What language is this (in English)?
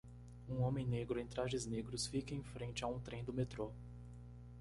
Portuguese